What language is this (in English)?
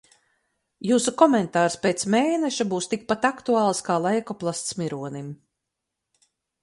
Latvian